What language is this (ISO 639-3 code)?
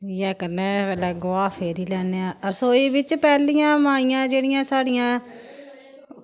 doi